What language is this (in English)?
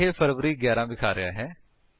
Punjabi